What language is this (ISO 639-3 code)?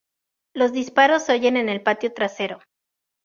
spa